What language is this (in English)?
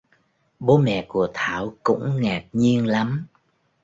Vietnamese